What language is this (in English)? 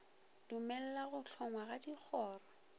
Northern Sotho